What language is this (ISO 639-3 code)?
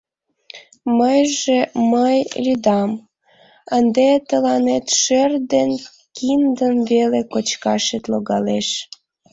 chm